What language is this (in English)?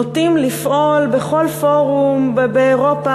Hebrew